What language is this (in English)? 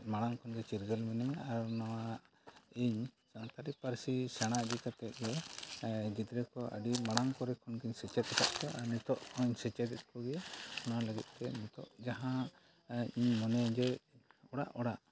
Santali